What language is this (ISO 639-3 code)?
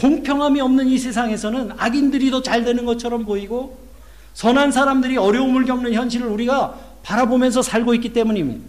kor